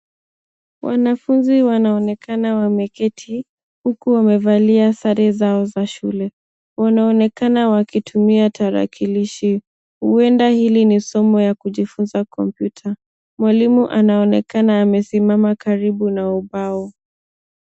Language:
Swahili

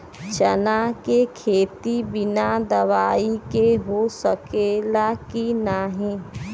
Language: Bhojpuri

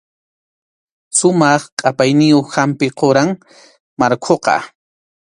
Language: Arequipa-La Unión Quechua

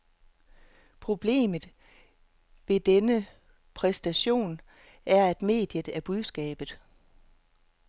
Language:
Danish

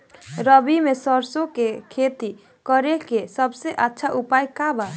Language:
Bhojpuri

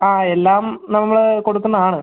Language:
Malayalam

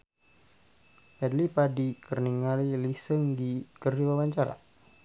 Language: Sundanese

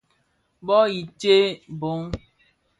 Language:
Bafia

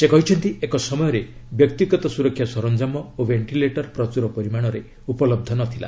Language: Odia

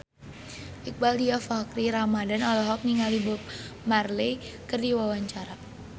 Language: Sundanese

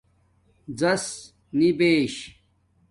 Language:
Domaaki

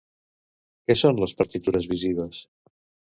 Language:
Catalan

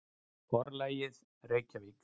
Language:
Icelandic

